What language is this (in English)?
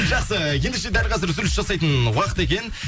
Kazakh